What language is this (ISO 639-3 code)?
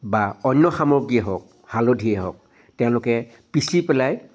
asm